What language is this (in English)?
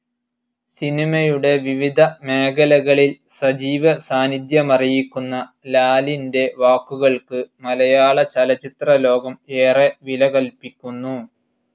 Malayalam